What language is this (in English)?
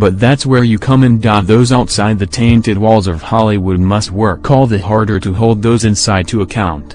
English